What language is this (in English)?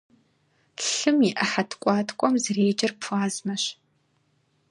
Kabardian